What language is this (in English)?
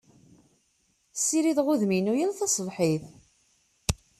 Kabyle